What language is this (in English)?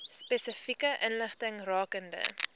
Afrikaans